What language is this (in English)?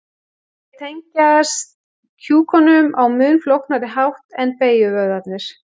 Icelandic